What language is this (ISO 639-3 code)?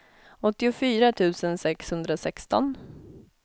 swe